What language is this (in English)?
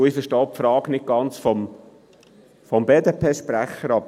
Swiss German